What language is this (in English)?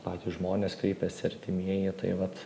Lithuanian